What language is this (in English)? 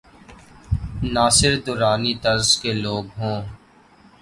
Urdu